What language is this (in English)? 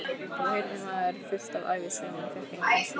Icelandic